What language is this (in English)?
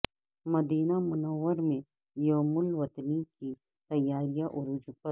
Urdu